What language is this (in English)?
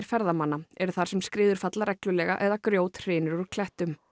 Icelandic